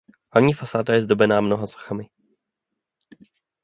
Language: Czech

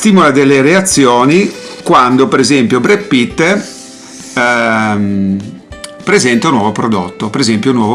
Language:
Italian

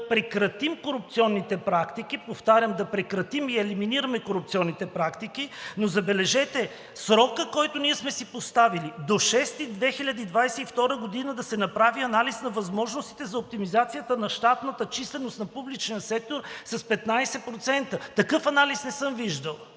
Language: Bulgarian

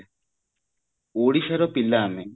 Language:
Odia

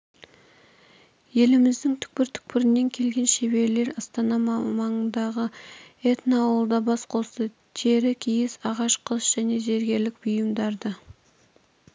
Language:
Kazakh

